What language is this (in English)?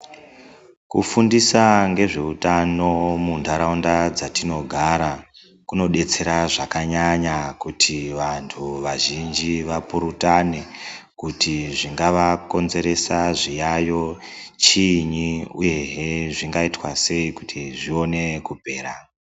Ndau